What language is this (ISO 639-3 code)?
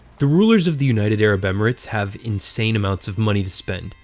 eng